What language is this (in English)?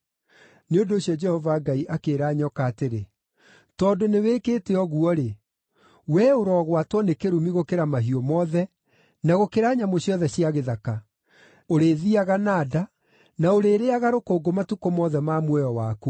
Kikuyu